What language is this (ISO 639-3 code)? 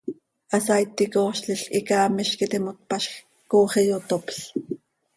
sei